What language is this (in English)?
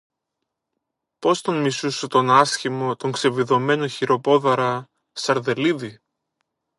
Greek